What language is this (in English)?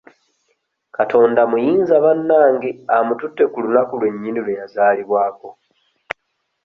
Ganda